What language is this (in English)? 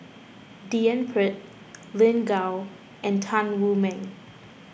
English